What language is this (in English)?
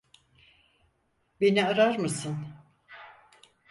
Turkish